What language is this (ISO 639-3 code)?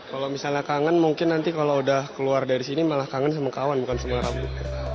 ind